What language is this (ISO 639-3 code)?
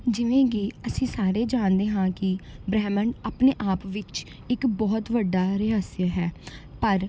pan